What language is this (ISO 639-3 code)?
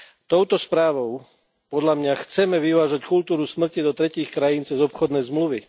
slk